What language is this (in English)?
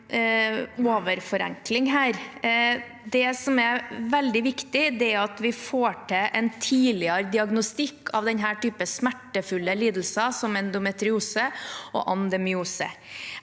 Norwegian